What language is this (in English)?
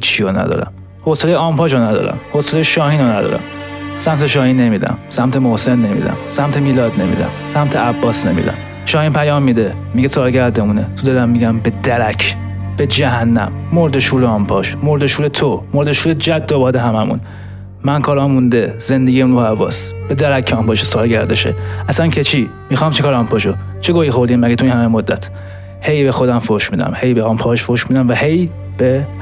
Persian